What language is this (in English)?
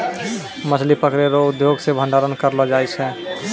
Maithili